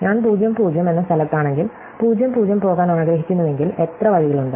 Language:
Malayalam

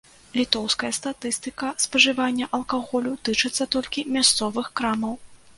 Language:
Belarusian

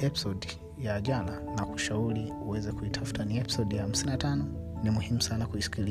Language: Swahili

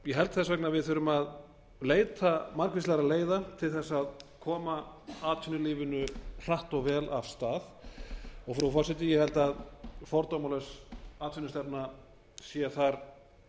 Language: Icelandic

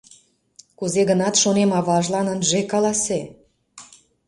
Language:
Mari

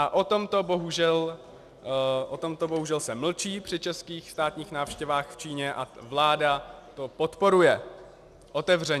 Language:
Czech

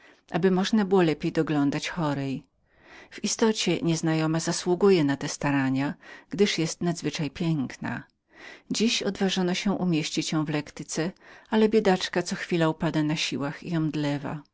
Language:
Polish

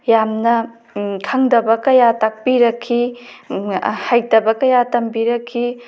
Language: Manipuri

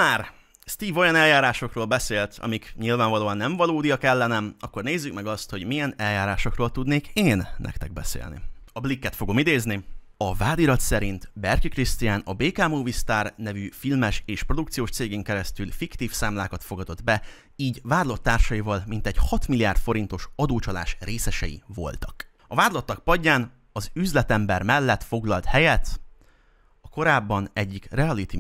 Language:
Hungarian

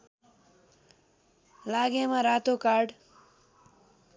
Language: Nepali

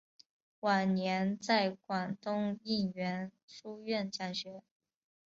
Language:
Chinese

